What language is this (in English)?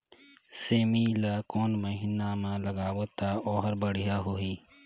Chhattisgarhi